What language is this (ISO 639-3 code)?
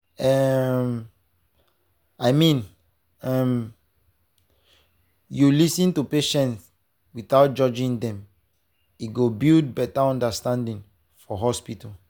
pcm